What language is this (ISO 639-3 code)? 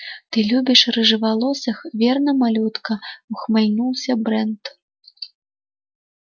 rus